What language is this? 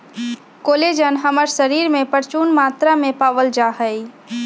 Magahi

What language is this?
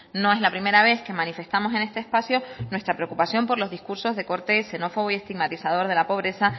Spanish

